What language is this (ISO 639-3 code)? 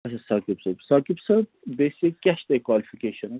kas